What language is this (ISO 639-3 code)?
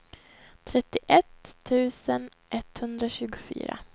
swe